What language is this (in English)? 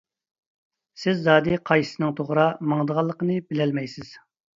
Uyghur